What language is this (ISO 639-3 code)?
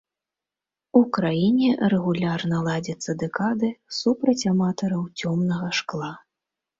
bel